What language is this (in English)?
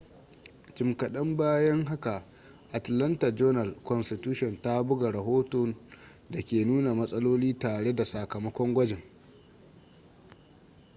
Hausa